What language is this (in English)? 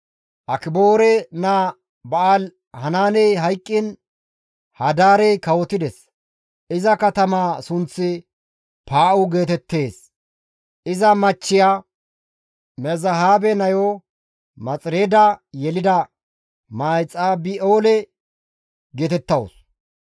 Gamo